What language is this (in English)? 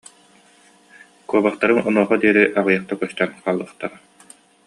Yakut